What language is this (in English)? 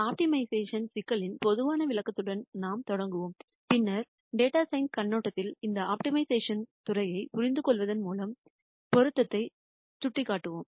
Tamil